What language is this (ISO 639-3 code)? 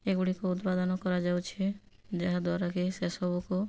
ori